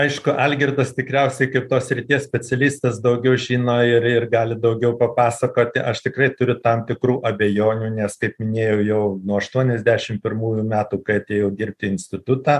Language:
Lithuanian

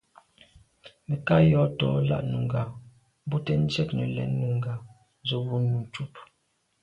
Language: Medumba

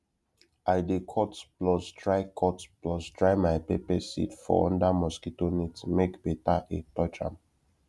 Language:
Nigerian Pidgin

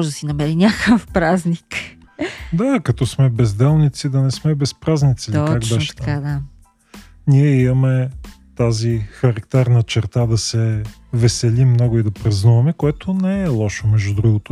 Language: Bulgarian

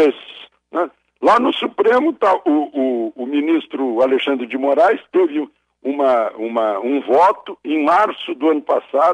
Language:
Portuguese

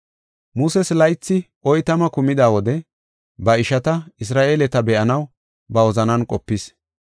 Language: Gofa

